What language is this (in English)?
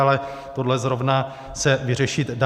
Czech